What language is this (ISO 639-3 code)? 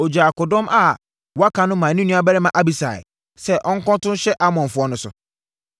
aka